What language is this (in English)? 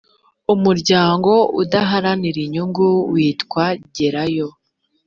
Kinyarwanda